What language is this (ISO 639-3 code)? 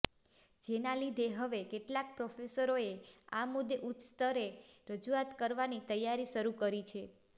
guj